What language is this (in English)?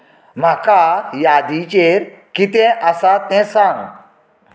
Konkani